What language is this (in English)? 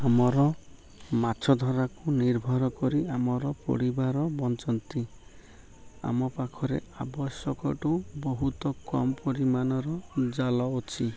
Odia